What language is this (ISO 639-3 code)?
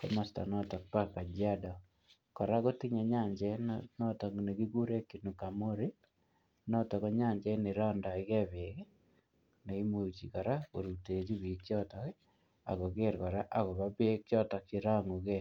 kln